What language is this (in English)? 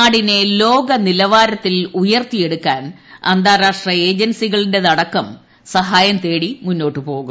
Malayalam